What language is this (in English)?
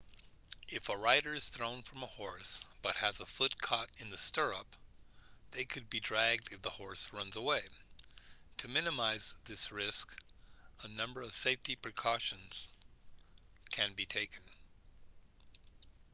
English